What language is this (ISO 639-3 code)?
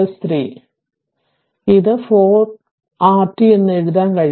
mal